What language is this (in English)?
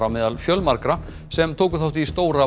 Icelandic